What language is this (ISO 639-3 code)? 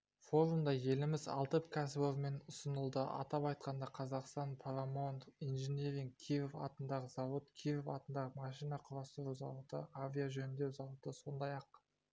kaz